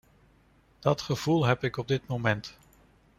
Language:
Dutch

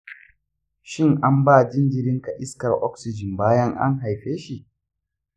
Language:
Hausa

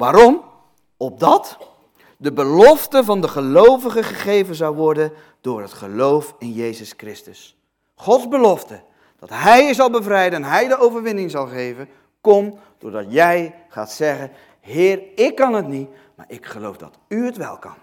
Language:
Dutch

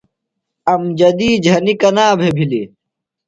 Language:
Phalura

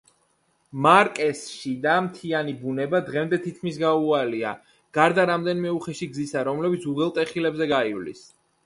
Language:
Georgian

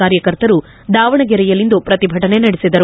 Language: Kannada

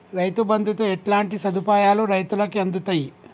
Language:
Telugu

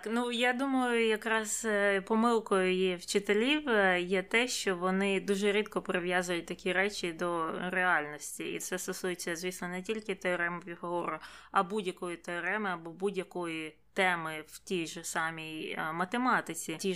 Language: Ukrainian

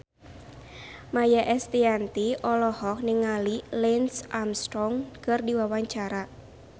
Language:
Sundanese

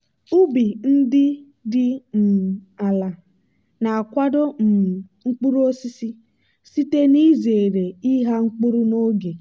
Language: Igbo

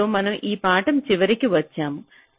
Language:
Telugu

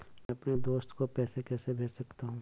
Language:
Hindi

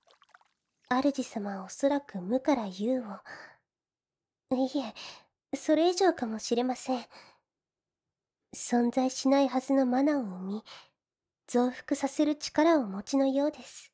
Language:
Japanese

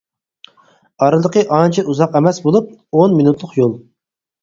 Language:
Uyghur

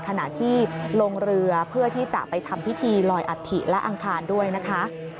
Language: Thai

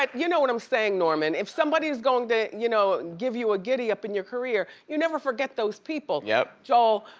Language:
English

